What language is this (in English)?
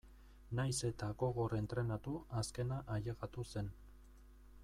Basque